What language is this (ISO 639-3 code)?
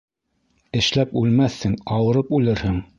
bak